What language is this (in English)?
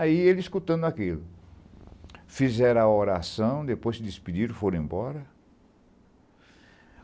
Portuguese